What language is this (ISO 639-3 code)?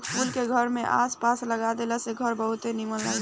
bho